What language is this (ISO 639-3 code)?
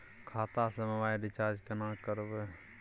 mai